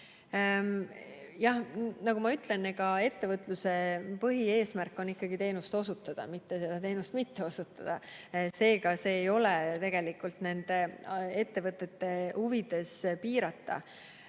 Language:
Estonian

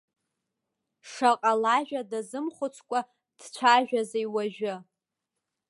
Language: Abkhazian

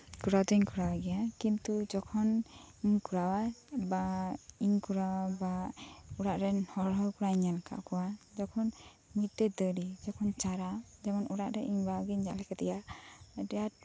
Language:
Santali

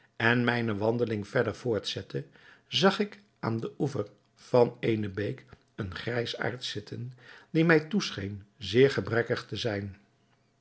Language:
Dutch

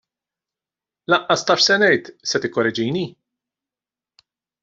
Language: Maltese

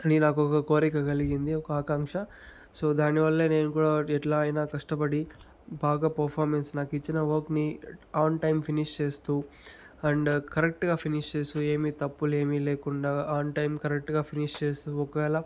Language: Telugu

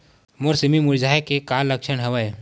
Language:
Chhattisgarhi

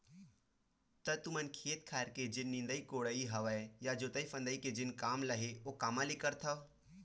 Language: Chhattisgarhi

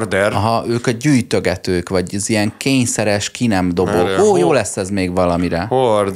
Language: Hungarian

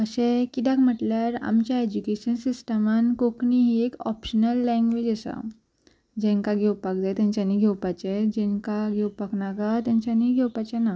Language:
Konkani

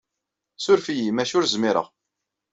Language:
Kabyle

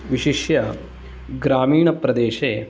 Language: Sanskrit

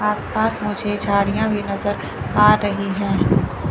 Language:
Hindi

